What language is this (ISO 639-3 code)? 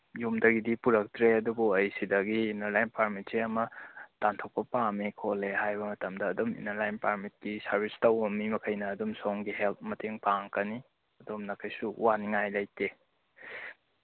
mni